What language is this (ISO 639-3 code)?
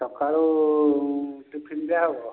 ori